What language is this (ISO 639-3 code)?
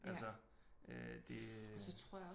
dan